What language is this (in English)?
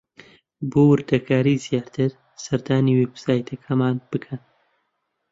Central Kurdish